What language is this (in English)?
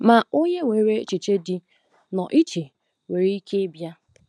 Igbo